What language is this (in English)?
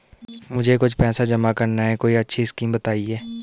Hindi